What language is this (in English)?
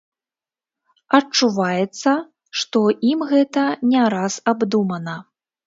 Belarusian